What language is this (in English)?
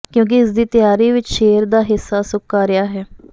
Punjabi